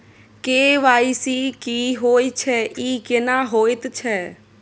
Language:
Maithili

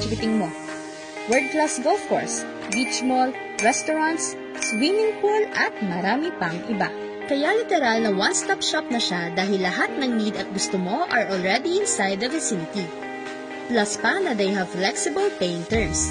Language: Filipino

